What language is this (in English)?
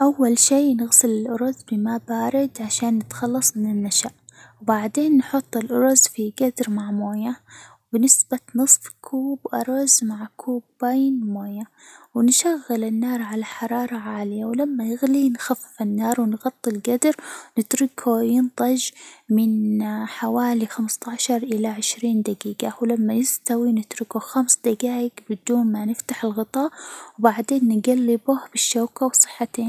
Hijazi Arabic